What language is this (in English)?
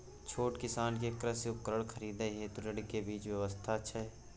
Maithili